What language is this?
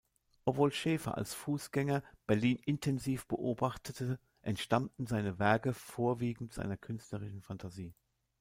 German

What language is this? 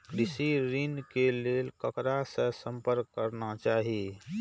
Maithili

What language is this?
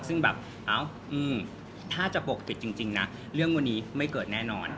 Thai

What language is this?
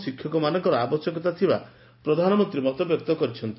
Odia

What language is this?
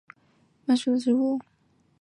Chinese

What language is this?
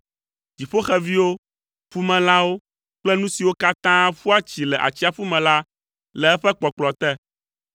Ewe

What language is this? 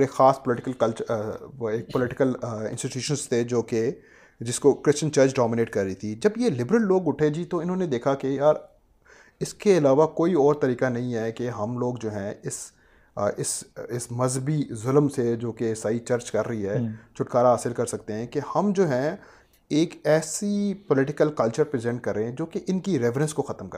Urdu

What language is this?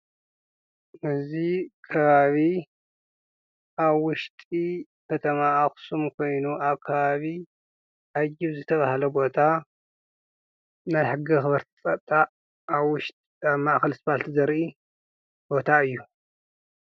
Tigrinya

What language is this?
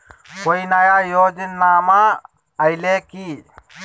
Magahi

